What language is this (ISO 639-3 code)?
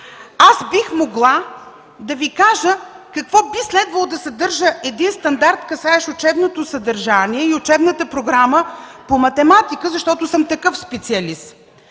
bul